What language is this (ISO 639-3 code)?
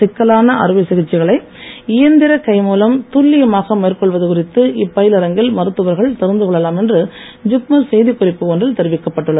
tam